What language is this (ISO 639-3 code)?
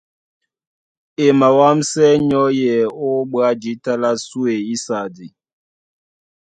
dua